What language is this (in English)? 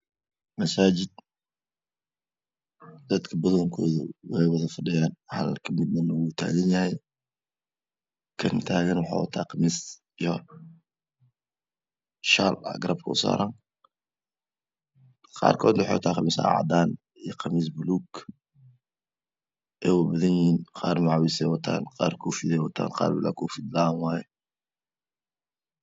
Somali